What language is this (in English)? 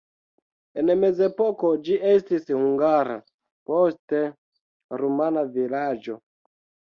Esperanto